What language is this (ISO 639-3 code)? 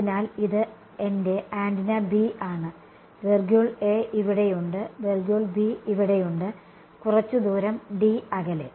mal